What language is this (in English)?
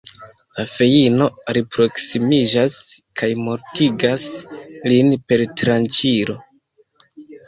Esperanto